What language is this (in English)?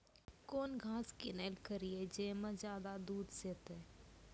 Maithili